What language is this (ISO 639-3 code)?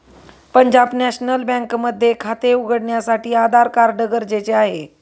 mar